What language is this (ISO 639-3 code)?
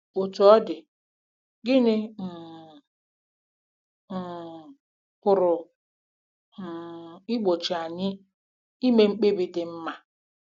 ibo